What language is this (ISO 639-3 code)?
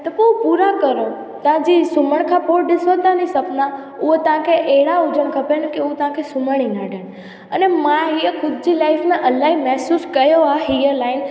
snd